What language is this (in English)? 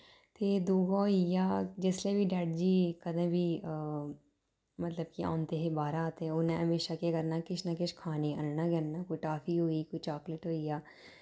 Dogri